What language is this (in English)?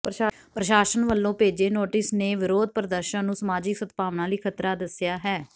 Punjabi